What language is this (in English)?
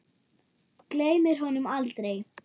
Icelandic